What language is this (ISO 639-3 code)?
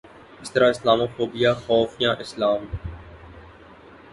urd